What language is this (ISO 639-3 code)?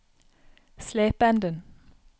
nor